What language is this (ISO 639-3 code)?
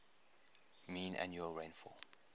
eng